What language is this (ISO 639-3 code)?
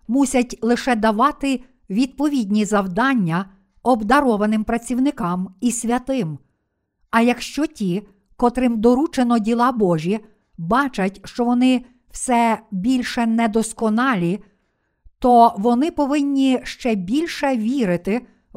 ukr